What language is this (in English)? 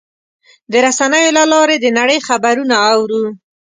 Pashto